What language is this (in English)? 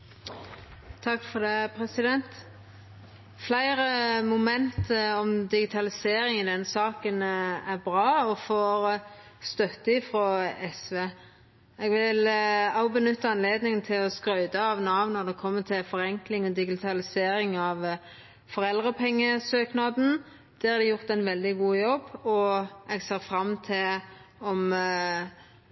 Norwegian Nynorsk